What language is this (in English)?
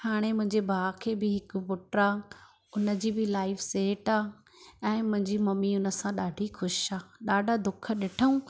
Sindhi